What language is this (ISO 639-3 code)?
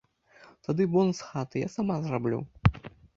bel